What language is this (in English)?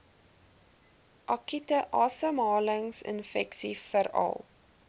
Afrikaans